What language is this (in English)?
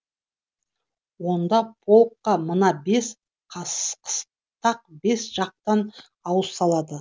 Kazakh